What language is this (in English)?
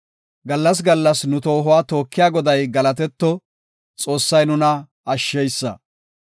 Gofa